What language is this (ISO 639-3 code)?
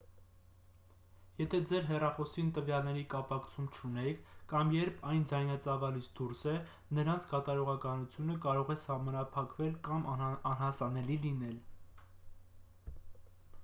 hye